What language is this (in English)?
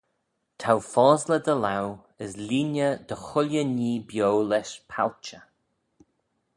Manx